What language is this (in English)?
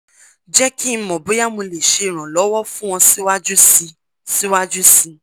Yoruba